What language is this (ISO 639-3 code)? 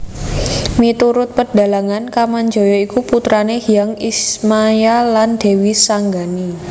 jav